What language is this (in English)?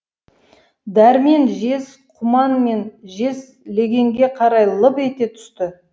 Kazakh